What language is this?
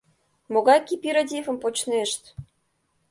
Mari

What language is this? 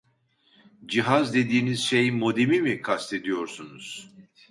Turkish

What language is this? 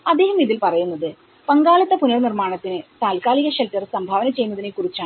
Malayalam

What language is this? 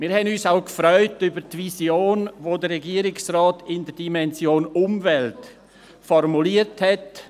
Swiss German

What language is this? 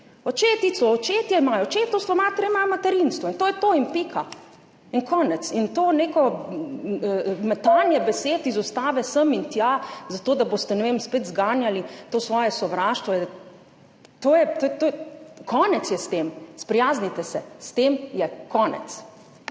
Slovenian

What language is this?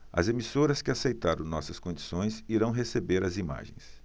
Portuguese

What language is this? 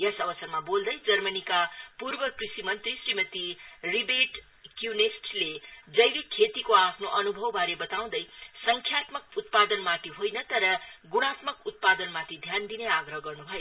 Nepali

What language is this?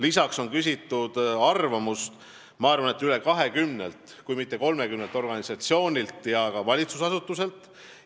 Estonian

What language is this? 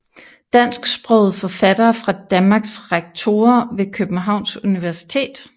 Danish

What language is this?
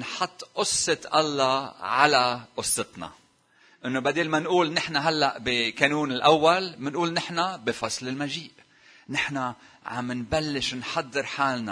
Arabic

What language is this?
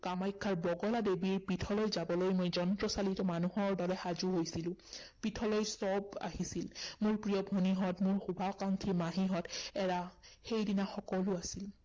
Assamese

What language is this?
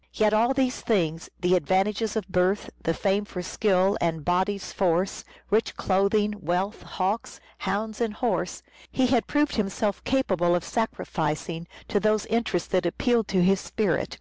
English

